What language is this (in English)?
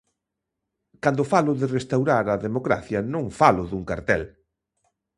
Galician